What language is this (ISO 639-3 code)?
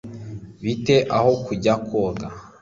kin